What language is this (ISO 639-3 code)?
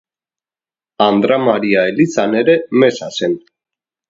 eus